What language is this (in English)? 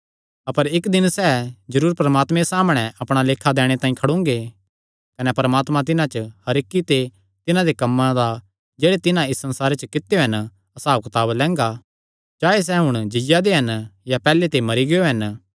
Kangri